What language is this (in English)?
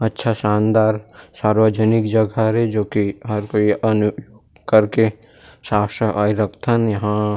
Chhattisgarhi